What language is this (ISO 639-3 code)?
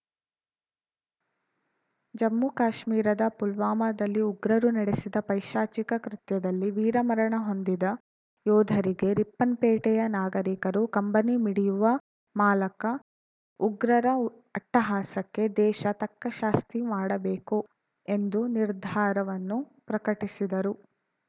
kan